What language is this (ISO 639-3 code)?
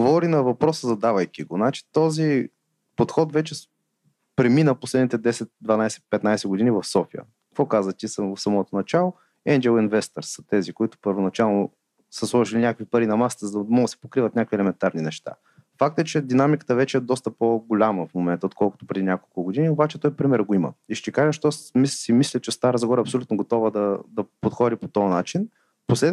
bul